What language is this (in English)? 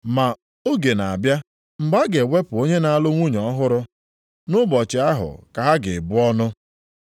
Igbo